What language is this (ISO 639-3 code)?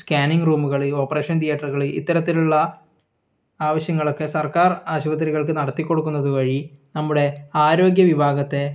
mal